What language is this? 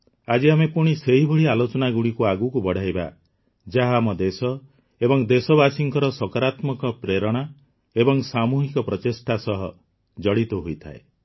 Odia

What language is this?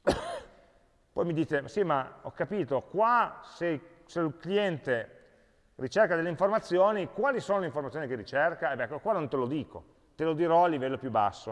Italian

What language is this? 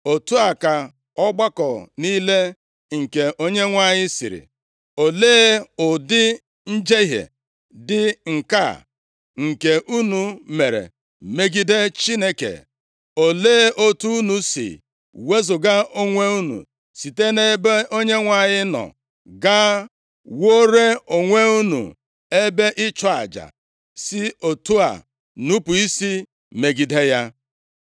Igbo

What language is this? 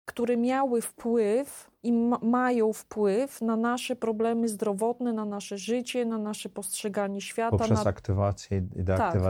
Polish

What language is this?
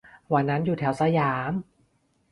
Thai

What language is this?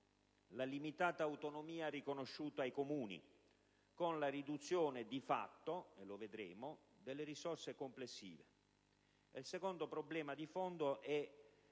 Italian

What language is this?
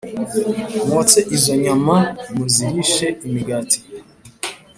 Kinyarwanda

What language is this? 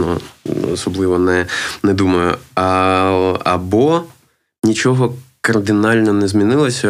Ukrainian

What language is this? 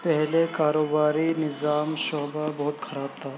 Urdu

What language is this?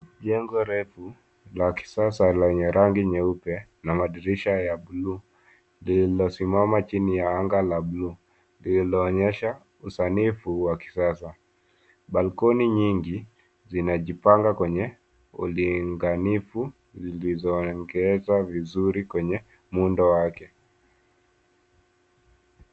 Swahili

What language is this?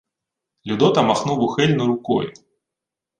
Ukrainian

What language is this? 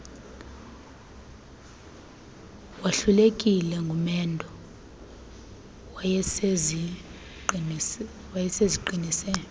Xhosa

